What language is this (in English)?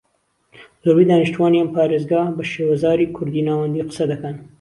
Central Kurdish